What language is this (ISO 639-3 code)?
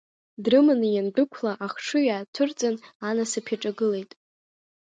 abk